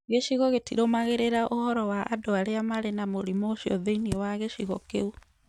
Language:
Kikuyu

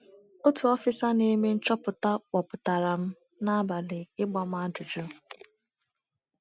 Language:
Igbo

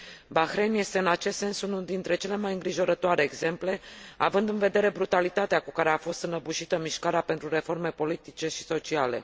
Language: Romanian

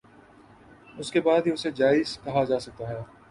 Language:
Urdu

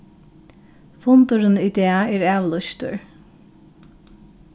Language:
Faroese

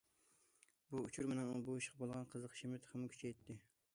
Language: Uyghur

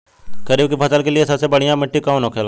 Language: Bhojpuri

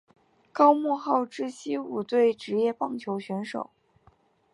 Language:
Chinese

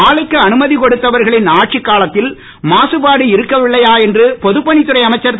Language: Tamil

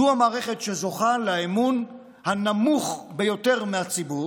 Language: Hebrew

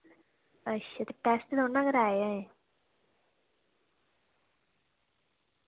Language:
Dogri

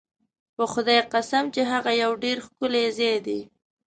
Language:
Pashto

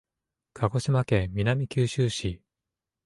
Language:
Japanese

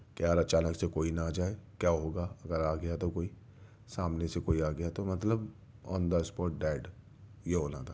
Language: Urdu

